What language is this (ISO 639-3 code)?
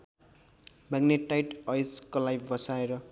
nep